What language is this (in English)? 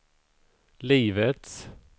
Swedish